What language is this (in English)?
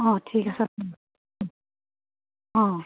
Assamese